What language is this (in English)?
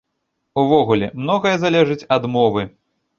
Belarusian